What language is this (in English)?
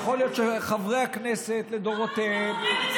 Hebrew